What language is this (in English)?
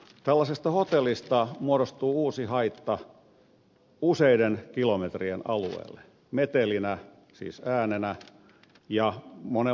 Finnish